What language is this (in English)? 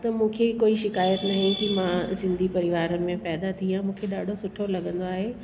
Sindhi